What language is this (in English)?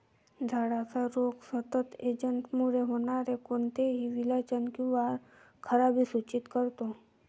Marathi